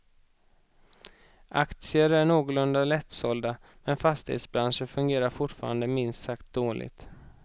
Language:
Swedish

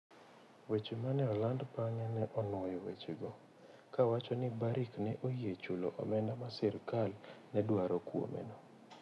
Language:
Luo (Kenya and Tanzania)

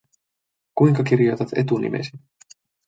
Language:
Finnish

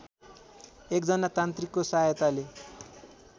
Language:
Nepali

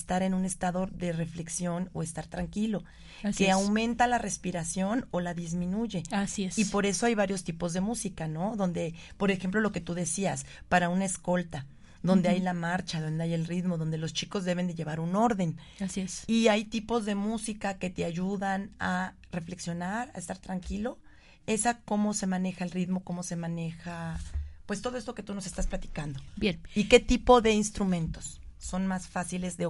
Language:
Spanish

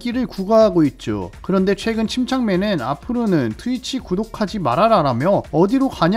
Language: Korean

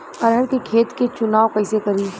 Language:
Bhojpuri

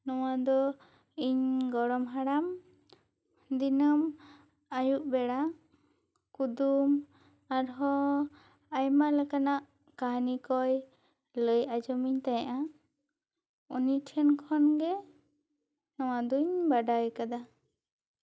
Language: Santali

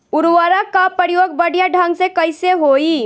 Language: Bhojpuri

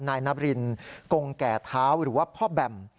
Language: Thai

